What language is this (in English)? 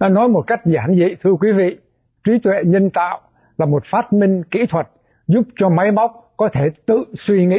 Vietnamese